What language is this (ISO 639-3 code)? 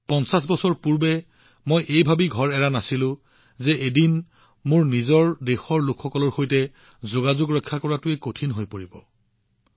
asm